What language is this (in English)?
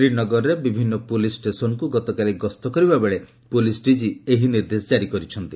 Odia